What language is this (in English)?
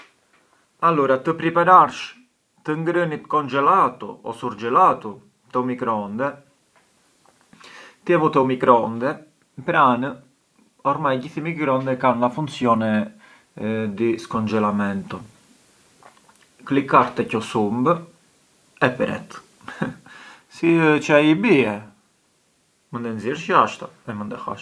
Arbëreshë Albanian